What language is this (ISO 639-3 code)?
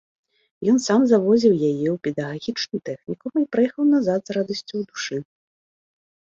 bel